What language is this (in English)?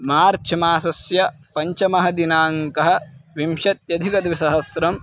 Sanskrit